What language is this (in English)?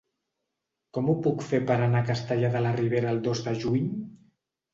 Catalan